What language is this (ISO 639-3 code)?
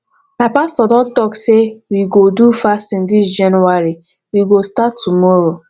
pcm